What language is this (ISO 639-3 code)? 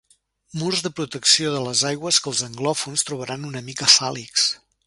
cat